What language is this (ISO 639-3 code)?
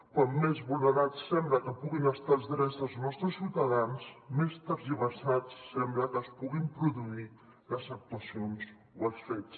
cat